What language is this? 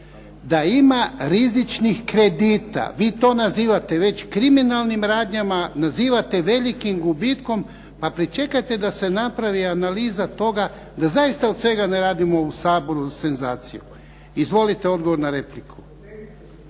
Croatian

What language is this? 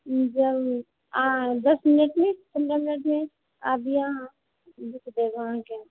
Maithili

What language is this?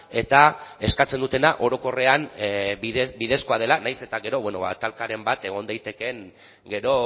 Basque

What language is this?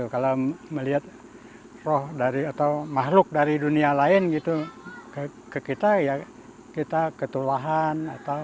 Indonesian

